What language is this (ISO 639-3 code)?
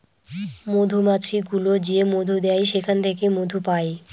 ben